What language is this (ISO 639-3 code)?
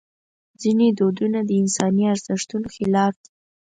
pus